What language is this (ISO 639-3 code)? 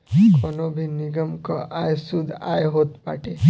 bho